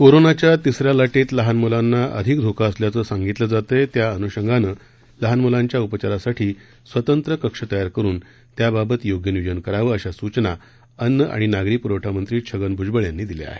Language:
Marathi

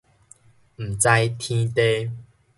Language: Min Nan Chinese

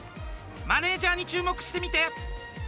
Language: Japanese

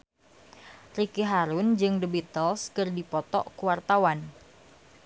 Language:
Sundanese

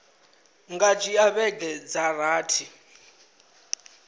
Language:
Venda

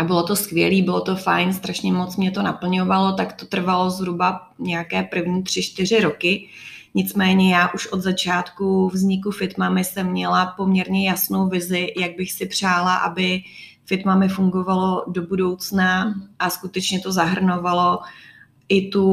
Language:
Czech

